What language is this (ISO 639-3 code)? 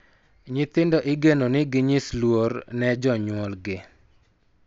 luo